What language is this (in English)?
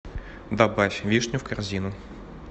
Russian